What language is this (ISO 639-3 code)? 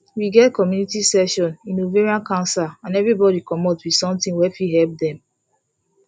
pcm